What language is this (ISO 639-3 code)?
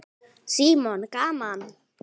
isl